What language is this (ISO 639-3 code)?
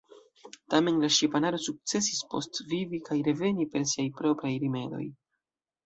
epo